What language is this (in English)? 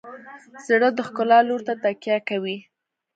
Pashto